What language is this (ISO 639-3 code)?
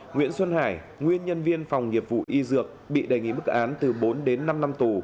vie